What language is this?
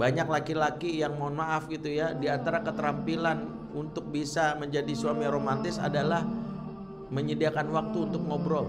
Indonesian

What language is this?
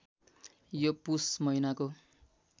Nepali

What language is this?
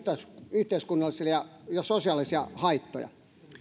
Finnish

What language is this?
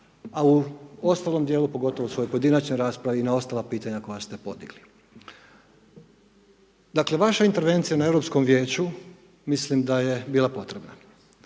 Croatian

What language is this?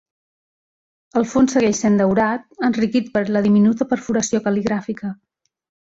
Catalan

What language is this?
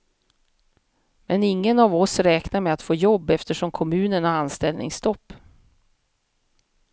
Swedish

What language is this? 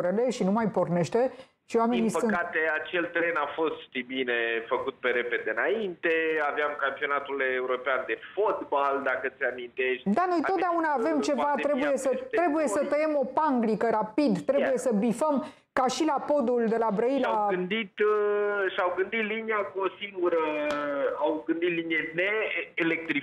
Romanian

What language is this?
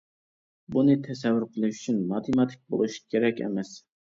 Uyghur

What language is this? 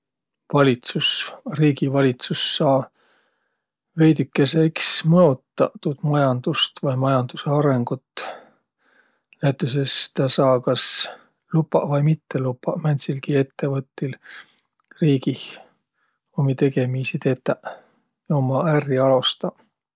Võro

